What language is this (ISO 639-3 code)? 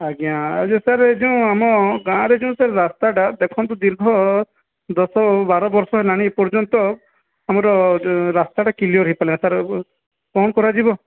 ori